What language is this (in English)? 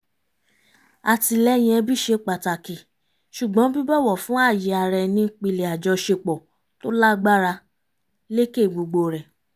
Yoruba